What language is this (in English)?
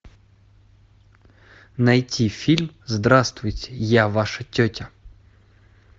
Russian